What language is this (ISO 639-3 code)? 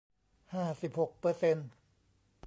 tha